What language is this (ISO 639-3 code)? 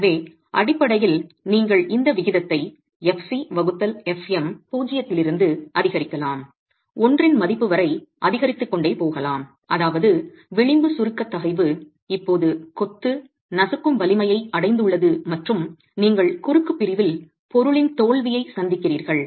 tam